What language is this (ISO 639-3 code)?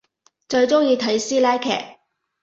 yue